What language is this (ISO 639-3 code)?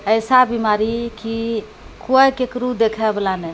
mai